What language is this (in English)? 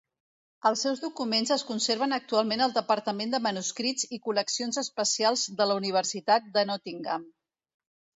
Catalan